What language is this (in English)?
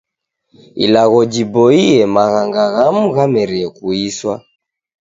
Taita